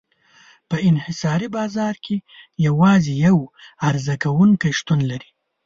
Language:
Pashto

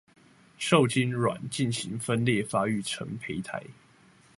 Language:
Chinese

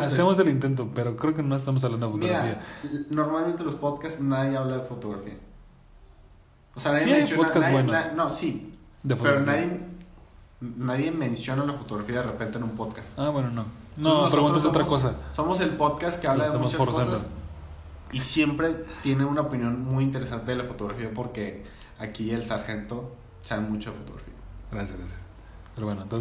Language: Spanish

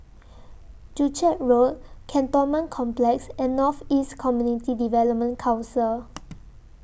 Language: English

